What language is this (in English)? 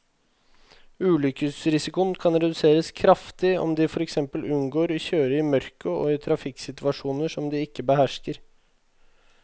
Norwegian